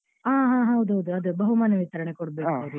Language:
Kannada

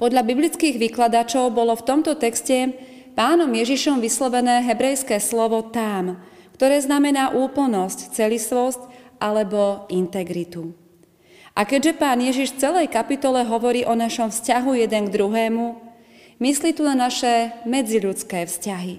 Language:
Slovak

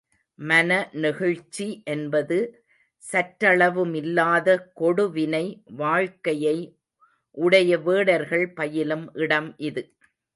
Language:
Tamil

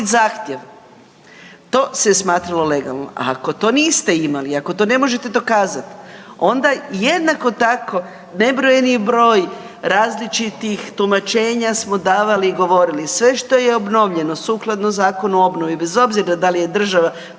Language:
Croatian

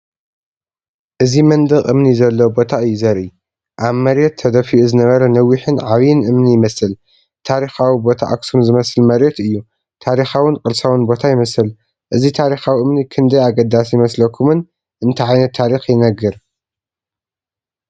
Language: Tigrinya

